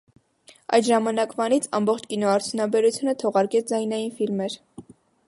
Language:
Armenian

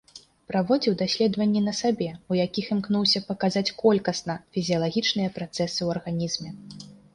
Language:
Belarusian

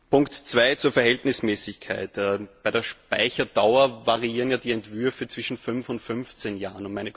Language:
German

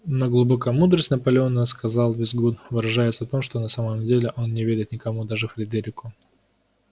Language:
Russian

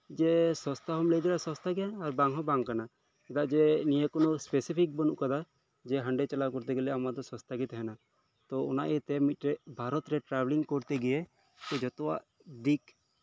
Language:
Santali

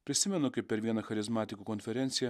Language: Lithuanian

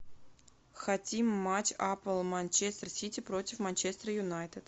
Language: Russian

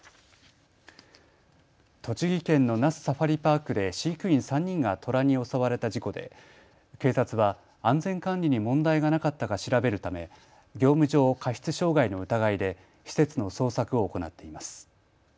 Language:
Japanese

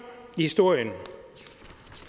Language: Danish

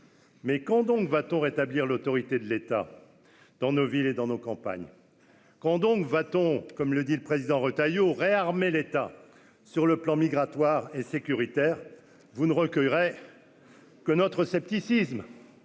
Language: French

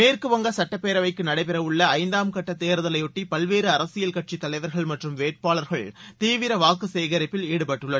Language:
Tamil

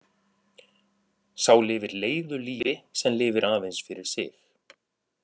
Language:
Icelandic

